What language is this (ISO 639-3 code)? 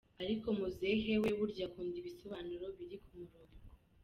kin